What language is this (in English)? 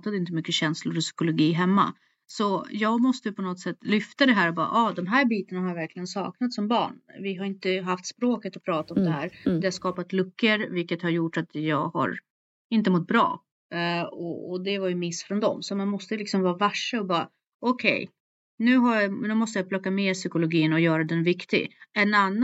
Swedish